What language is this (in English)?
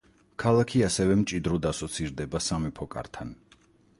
Georgian